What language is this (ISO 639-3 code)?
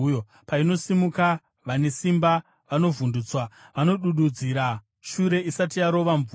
sna